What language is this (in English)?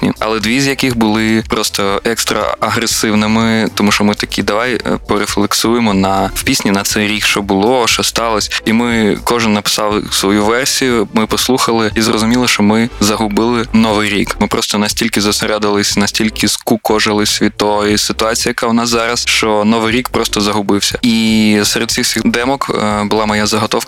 Ukrainian